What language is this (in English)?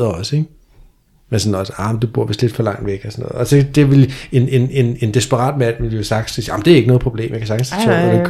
Danish